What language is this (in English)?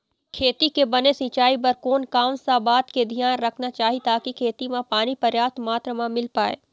Chhattisgarhi